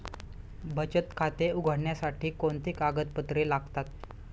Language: Marathi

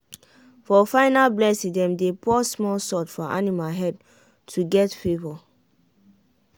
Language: Nigerian Pidgin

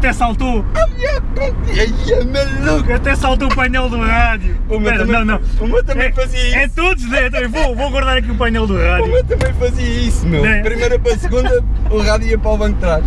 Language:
Portuguese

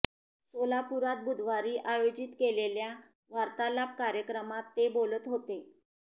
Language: Marathi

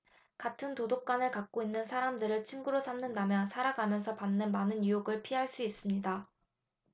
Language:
Korean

